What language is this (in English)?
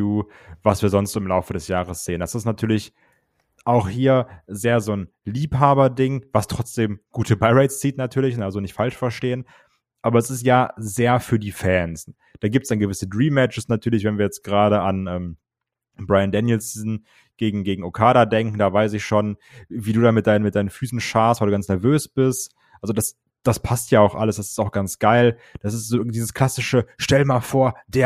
German